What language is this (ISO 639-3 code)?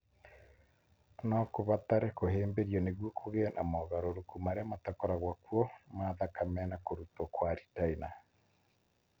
kik